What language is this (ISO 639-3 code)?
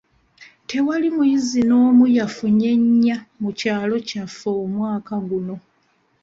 lug